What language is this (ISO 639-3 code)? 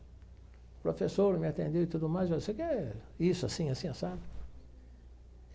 por